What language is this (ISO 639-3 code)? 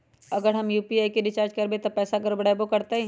mag